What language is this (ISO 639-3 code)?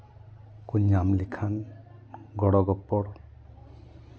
sat